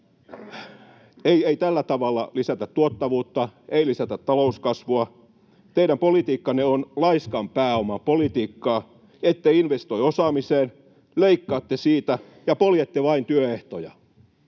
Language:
Finnish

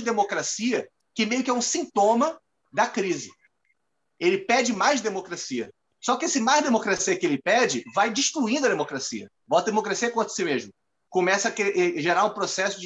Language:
Portuguese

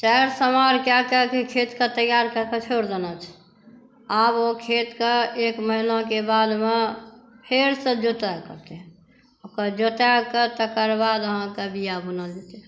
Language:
Maithili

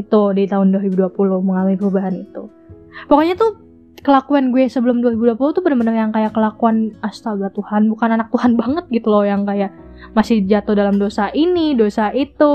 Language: Indonesian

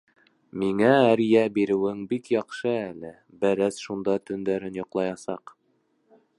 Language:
Bashkir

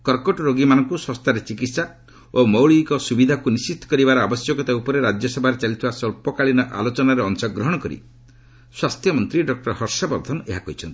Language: Odia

